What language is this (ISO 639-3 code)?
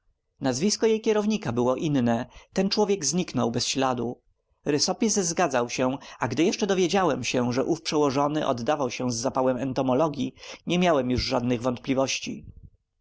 pol